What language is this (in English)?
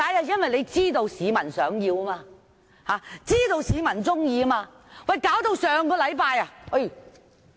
Cantonese